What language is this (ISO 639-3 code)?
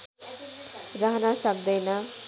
nep